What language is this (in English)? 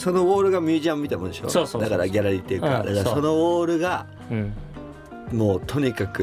Japanese